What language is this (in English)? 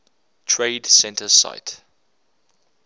English